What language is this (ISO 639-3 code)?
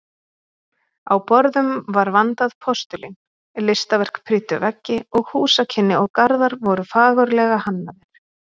isl